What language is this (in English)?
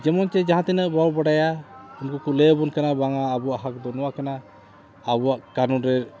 Santali